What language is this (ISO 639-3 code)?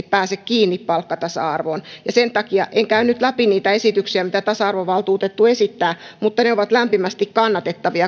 fin